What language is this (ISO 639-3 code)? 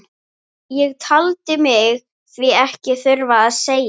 isl